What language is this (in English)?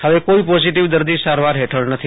Gujarati